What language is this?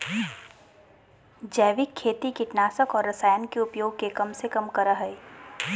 Magahi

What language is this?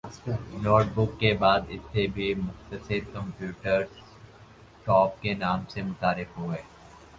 Urdu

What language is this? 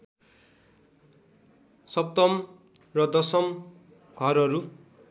Nepali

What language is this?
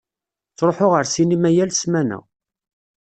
Kabyle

